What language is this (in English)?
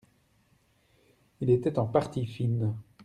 French